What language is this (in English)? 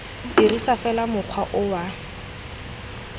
Tswana